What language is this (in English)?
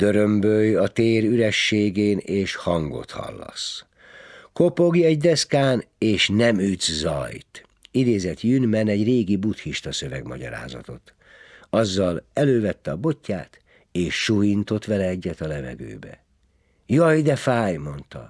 Hungarian